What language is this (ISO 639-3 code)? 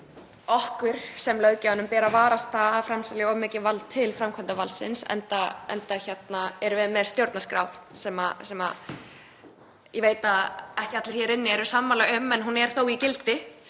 isl